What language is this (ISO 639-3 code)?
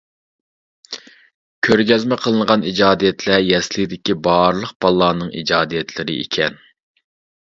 uig